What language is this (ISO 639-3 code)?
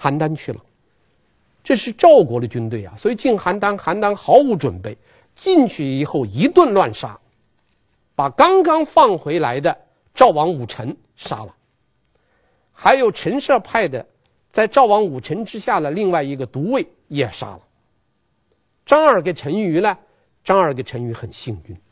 zho